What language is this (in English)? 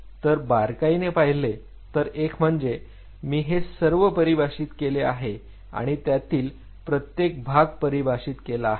Marathi